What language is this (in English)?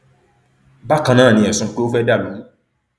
Yoruba